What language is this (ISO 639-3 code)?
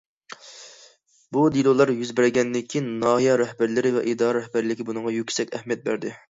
uig